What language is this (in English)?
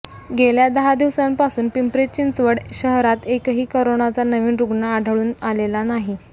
Marathi